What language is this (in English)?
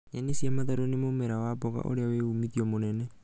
Kikuyu